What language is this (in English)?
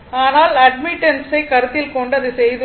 Tamil